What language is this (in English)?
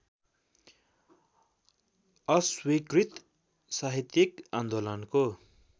Nepali